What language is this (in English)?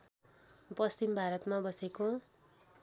Nepali